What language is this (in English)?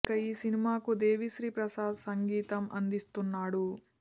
Telugu